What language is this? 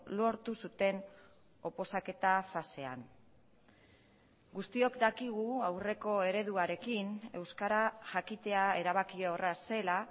Basque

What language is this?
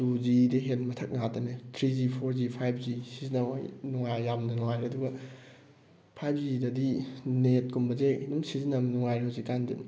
Manipuri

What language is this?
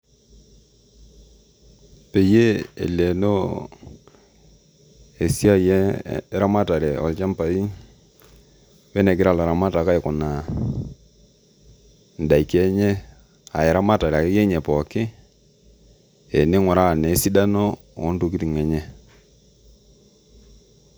Masai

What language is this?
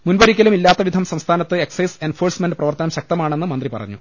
Malayalam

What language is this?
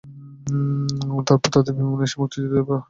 Bangla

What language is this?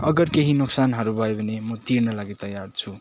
Nepali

